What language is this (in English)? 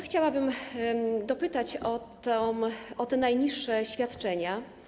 Polish